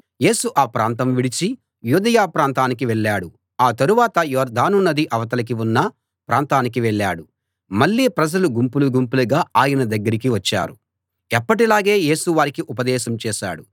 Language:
Telugu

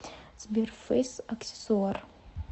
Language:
Russian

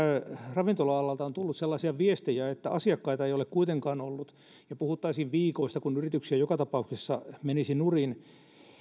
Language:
Finnish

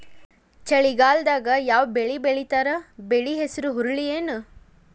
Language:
Kannada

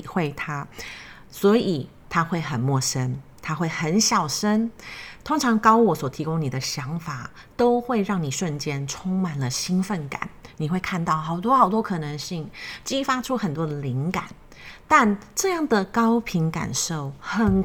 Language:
Chinese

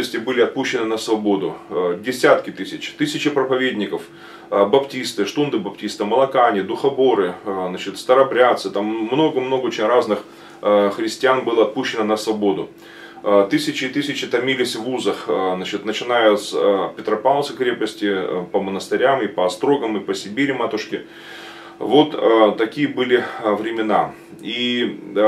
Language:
Russian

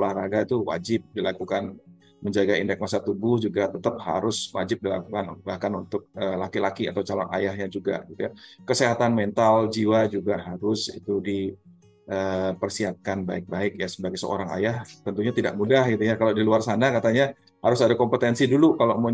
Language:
Indonesian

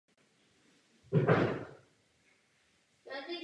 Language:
Czech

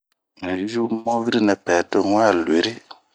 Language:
Bomu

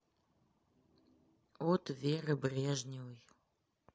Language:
Russian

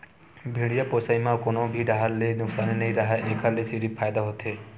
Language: Chhattisgarhi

